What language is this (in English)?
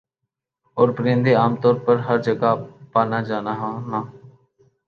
Urdu